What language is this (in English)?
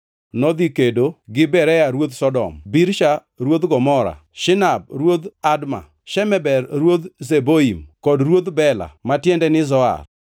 Luo (Kenya and Tanzania)